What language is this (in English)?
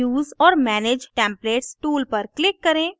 Hindi